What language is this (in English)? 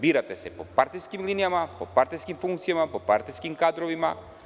Serbian